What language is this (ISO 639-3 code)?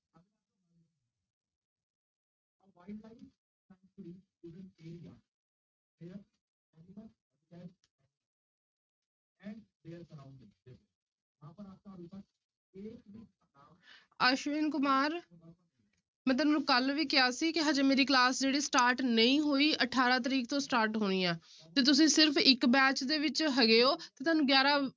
pan